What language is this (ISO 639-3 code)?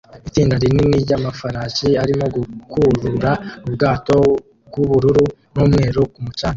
kin